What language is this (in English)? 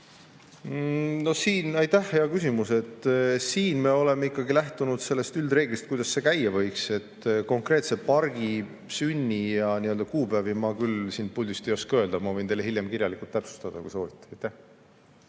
Estonian